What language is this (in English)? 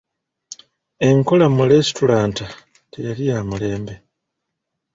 Ganda